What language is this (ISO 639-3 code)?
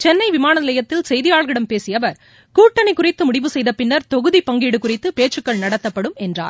tam